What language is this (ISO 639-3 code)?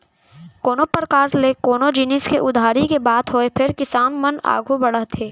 hne